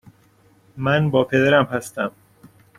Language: Persian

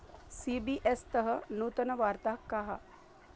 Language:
Sanskrit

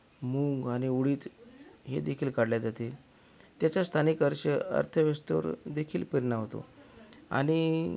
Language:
Marathi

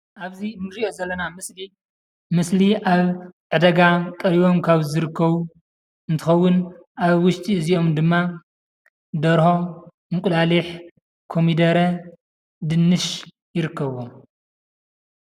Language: Tigrinya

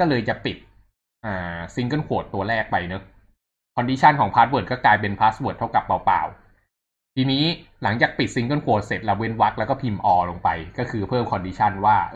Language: Thai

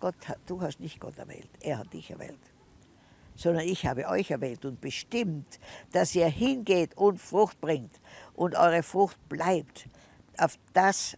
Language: German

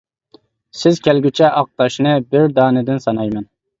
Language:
Uyghur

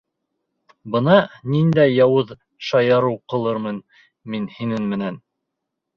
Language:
Bashkir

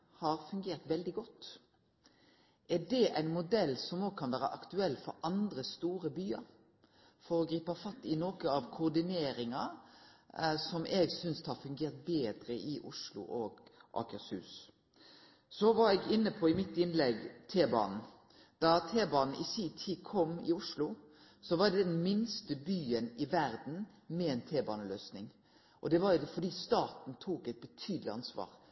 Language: Norwegian Nynorsk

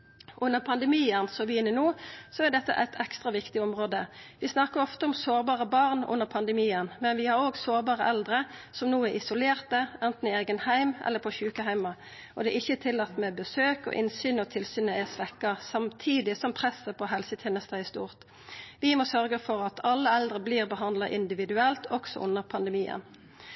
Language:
Norwegian Nynorsk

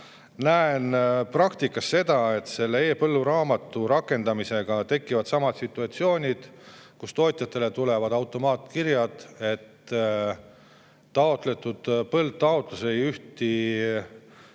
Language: Estonian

